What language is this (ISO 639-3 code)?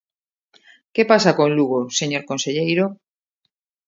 glg